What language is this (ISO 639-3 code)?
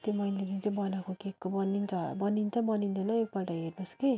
nep